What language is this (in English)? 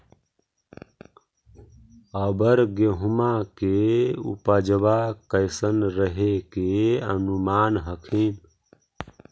Magahi